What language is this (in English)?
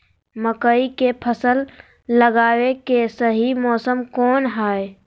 Magahi